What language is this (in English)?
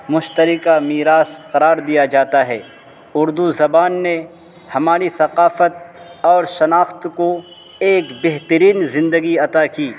Urdu